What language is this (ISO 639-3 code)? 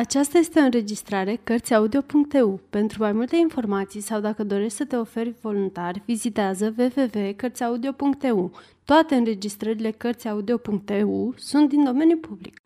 ron